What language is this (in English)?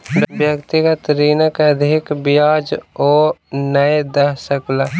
Maithili